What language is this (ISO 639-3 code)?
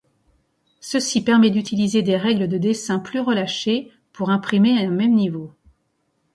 fra